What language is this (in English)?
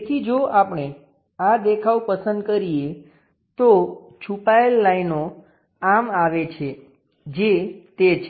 Gujarati